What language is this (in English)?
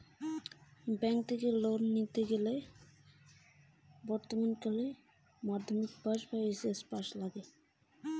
Bangla